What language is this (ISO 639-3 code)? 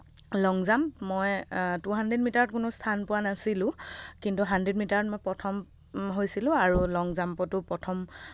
asm